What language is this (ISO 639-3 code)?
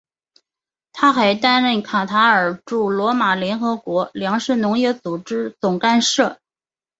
zho